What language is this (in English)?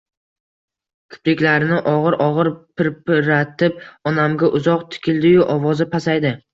Uzbek